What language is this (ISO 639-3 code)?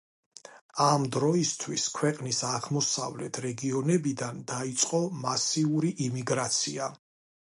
kat